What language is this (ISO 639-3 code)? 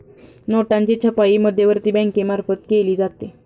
mar